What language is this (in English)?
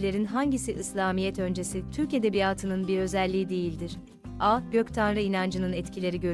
Turkish